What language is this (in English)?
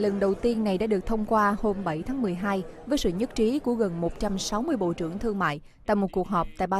Vietnamese